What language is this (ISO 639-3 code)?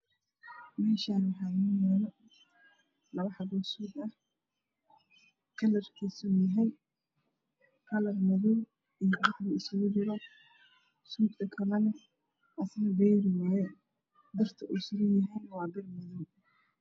som